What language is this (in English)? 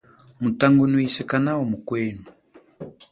Chokwe